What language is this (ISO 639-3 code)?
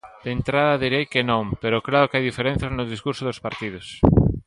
glg